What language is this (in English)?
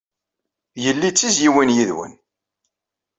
Kabyle